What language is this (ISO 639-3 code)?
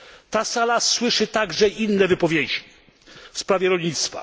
pol